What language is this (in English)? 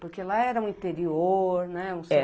Portuguese